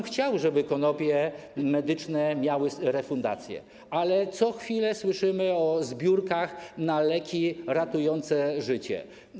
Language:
Polish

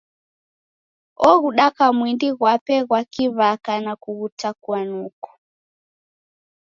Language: Taita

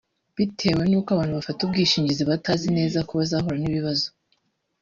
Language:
Kinyarwanda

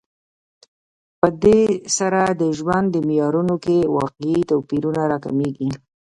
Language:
Pashto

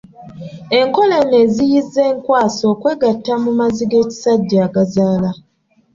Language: Ganda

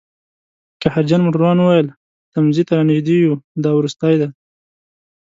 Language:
Pashto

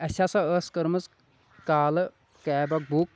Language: Kashmiri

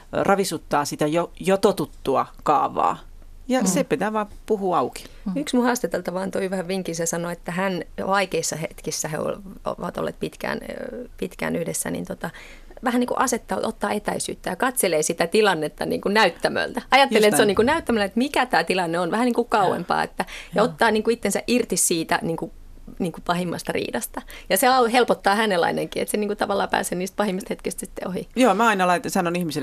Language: Finnish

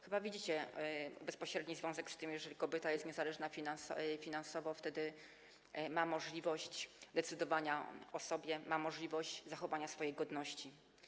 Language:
Polish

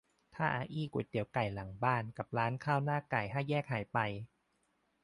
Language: Thai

